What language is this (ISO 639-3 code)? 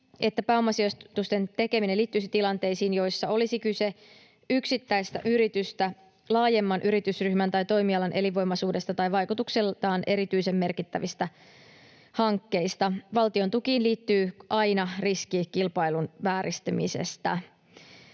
fin